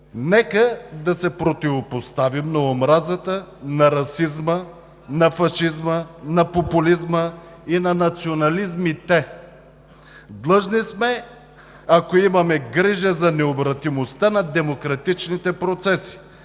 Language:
Bulgarian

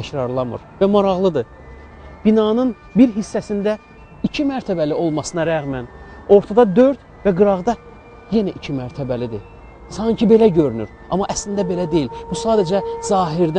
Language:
Turkish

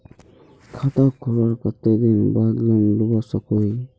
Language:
Magahi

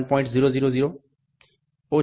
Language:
Gujarati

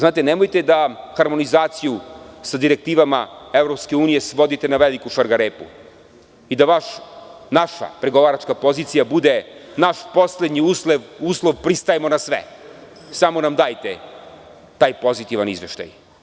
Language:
Serbian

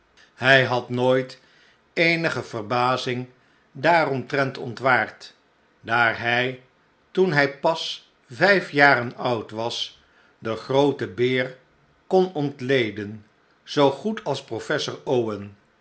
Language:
Dutch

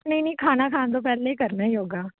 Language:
Punjabi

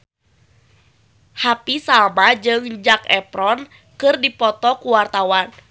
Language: Sundanese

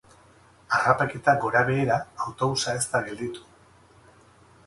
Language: Basque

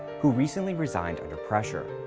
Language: English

